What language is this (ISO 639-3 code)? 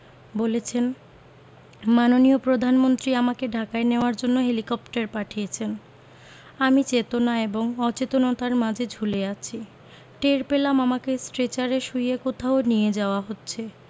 ben